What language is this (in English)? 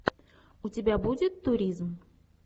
Russian